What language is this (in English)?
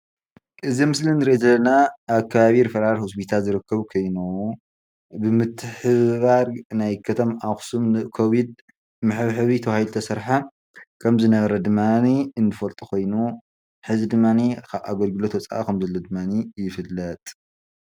Tigrinya